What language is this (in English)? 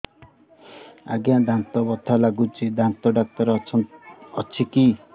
Odia